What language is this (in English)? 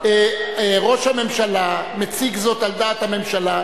Hebrew